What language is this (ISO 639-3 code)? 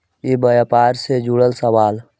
mag